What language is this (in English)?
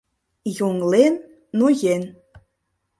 Mari